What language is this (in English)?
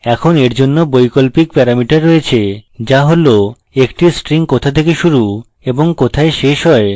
Bangla